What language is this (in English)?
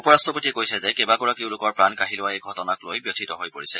Assamese